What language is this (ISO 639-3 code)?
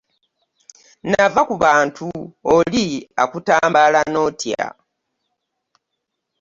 lug